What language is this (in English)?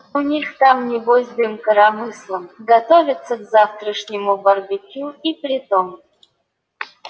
Russian